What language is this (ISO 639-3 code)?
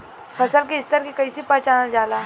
bho